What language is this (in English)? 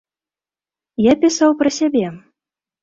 Belarusian